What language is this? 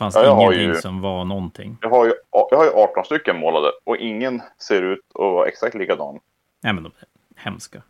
Swedish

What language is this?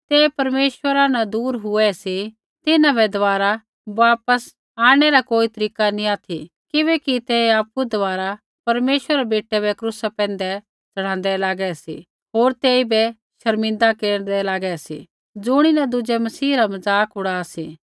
Kullu Pahari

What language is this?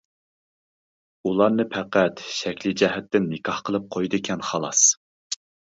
Uyghur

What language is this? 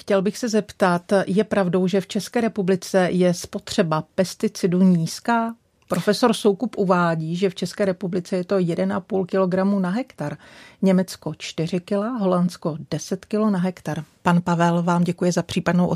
Czech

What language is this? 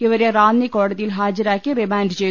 Malayalam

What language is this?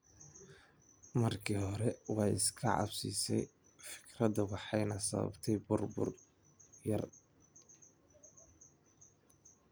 Somali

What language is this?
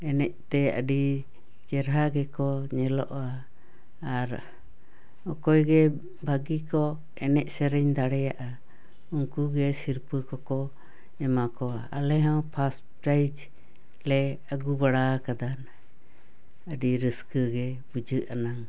Santali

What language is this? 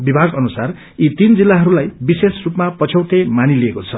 Nepali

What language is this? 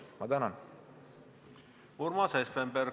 Estonian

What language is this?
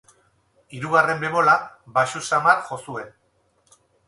Basque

